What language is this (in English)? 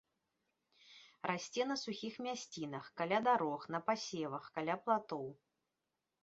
Belarusian